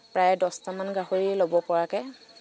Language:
Assamese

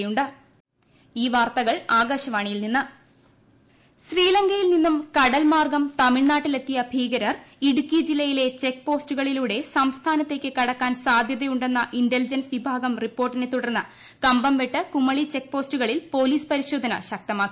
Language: Malayalam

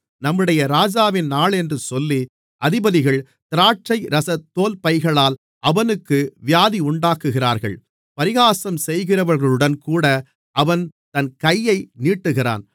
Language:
Tamil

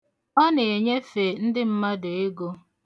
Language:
Igbo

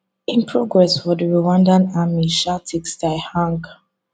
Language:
Nigerian Pidgin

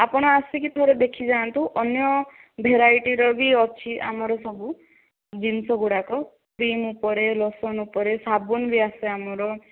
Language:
Odia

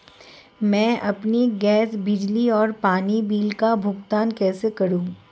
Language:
Hindi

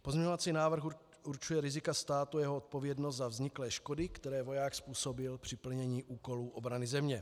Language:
Czech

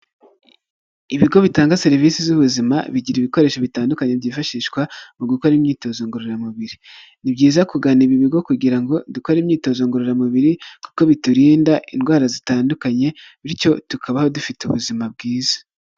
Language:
Kinyarwanda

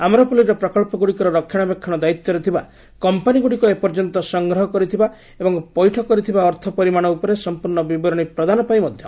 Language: Odia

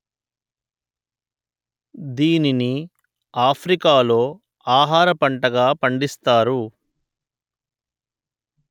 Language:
Telugu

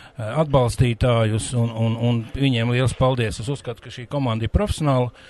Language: Latvian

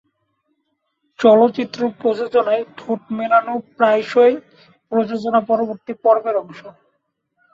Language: Bangla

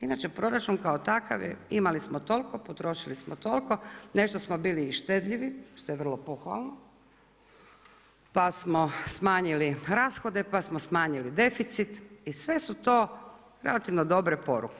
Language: Croatian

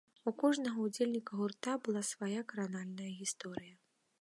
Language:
Belarusian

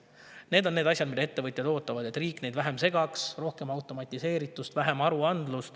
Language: Estonian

